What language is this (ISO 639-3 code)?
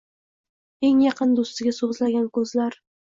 uzb